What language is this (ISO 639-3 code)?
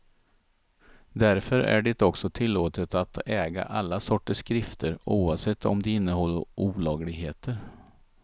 swe